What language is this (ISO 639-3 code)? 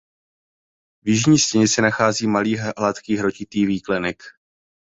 ces